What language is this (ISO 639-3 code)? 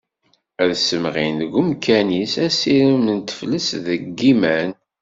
kab